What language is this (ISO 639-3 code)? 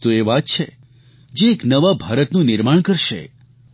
guj